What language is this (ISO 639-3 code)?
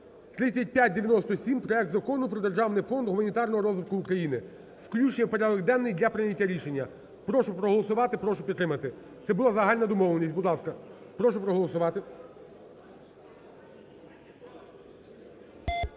ukr